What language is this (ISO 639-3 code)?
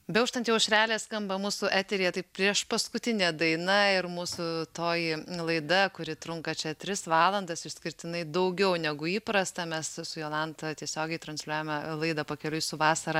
lit